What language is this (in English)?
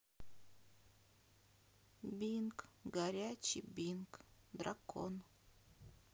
Russian